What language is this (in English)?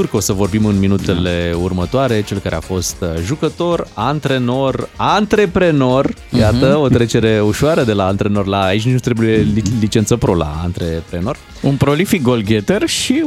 Romanian